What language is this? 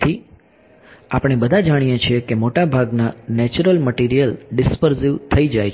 Gujarati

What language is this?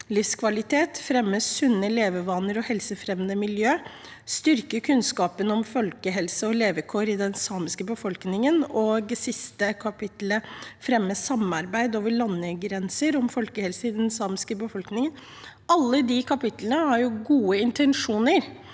Norwegian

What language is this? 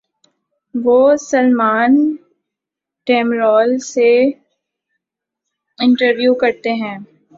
Urdu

